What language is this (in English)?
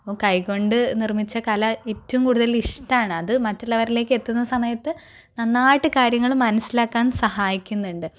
Malayalam